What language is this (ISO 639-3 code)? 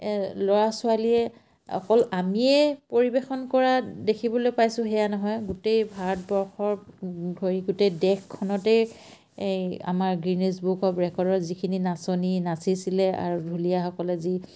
asm